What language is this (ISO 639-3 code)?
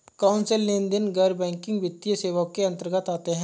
hin